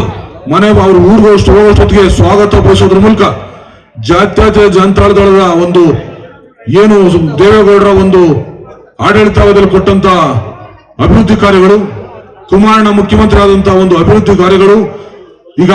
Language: Korean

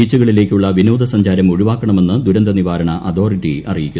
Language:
Malayalam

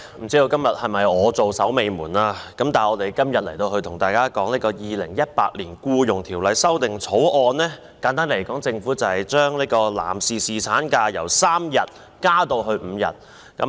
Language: Cantonese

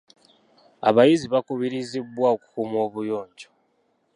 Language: Ganda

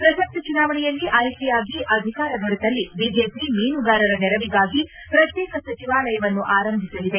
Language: Kannada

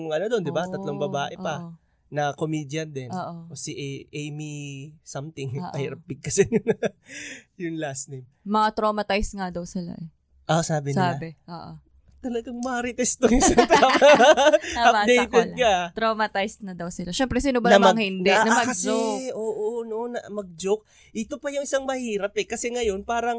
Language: Filipino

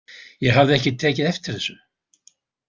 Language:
Icelandic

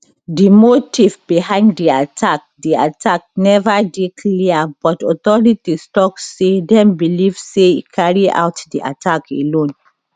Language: Nigerian Pidgin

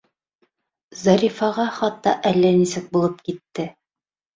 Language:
Bashkir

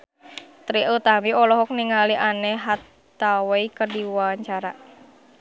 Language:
Sundanese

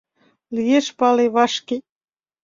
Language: Mari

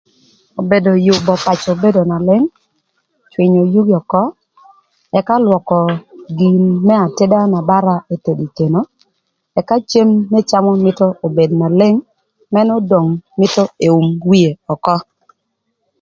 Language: Thur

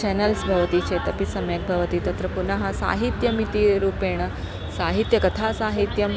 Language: Sanskrit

